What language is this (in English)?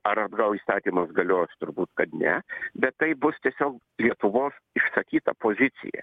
Lithuanian